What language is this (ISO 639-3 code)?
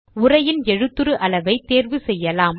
tam